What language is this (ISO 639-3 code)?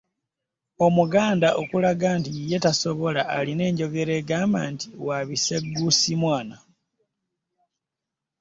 lug